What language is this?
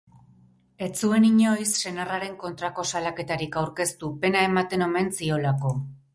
Basque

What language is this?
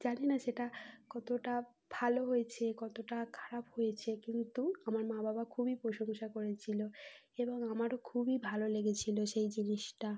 Bangla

